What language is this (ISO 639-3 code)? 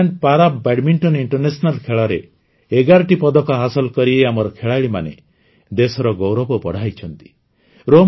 ori